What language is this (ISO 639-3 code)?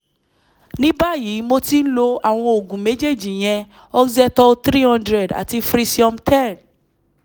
yor